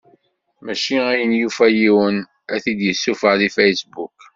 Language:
Kabyle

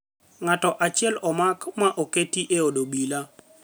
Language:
Luo (Kenya and Tanzania)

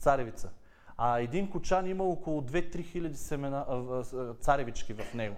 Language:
Bulgarian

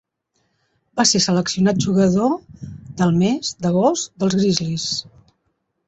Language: Catalan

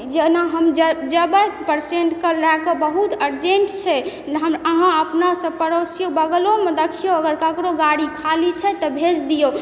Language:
Maithili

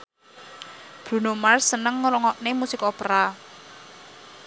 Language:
Javanese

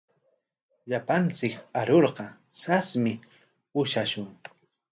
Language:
Corongo Ancash Quechua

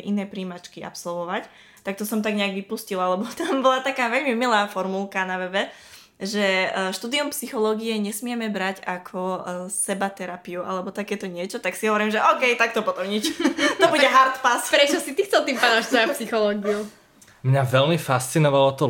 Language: Slovak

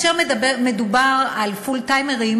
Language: Hebrew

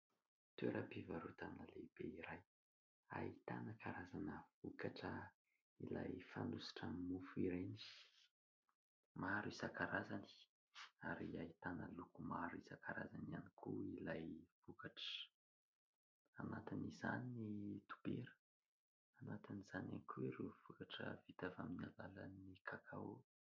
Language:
Malagasy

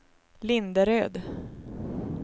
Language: Swedish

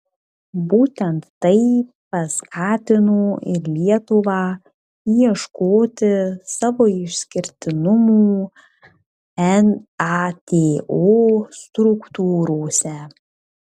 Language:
Lithuanian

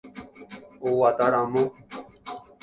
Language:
Guarani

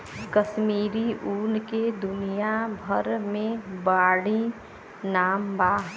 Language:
Bhojpuri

